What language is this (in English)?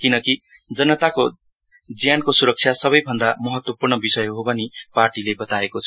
Nepali